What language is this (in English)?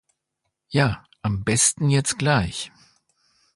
German